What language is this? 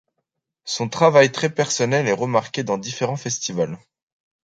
French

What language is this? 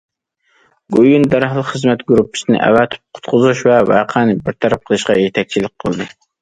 Uyghur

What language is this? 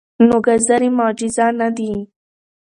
Pashto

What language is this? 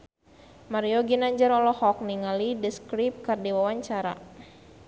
Sundanese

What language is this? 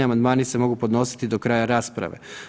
Croatian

